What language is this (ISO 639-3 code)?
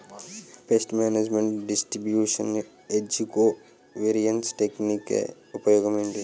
tel